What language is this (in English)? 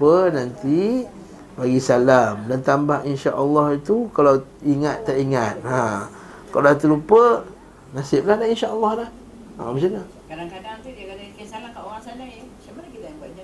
Malay